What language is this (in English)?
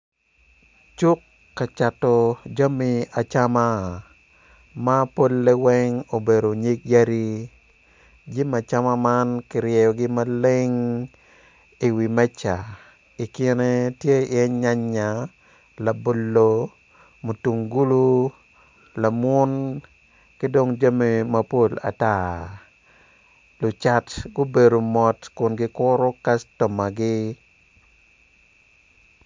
Acoli